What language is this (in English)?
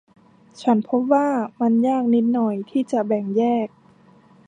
Thai